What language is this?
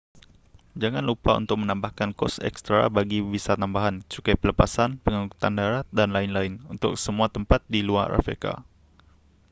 Malay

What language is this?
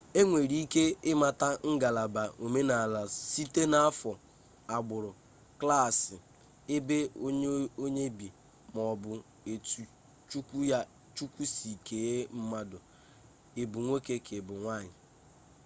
Igbo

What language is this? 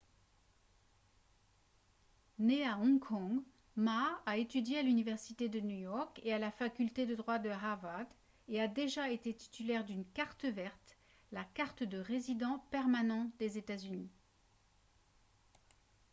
French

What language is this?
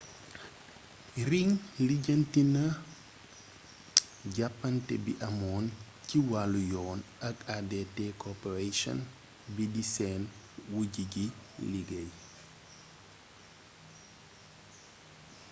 Wolof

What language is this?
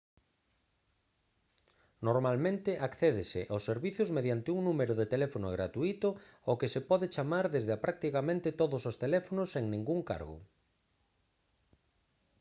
Galician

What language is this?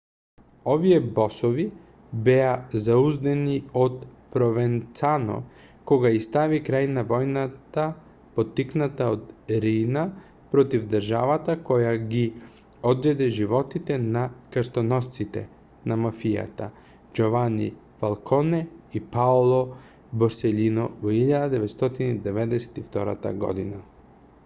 Macedonian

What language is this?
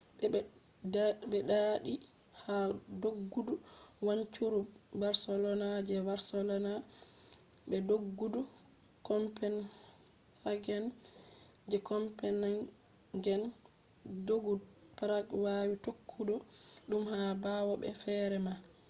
Fula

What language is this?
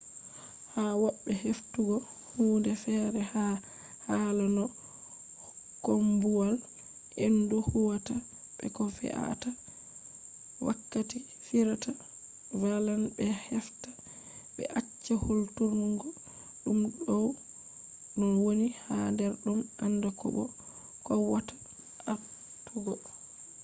Fula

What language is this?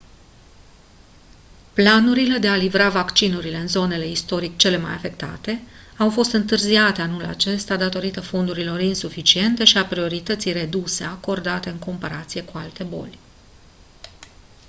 Romanian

